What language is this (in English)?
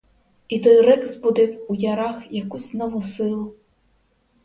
Ukrainian